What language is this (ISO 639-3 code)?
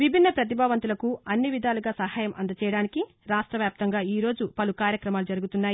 tel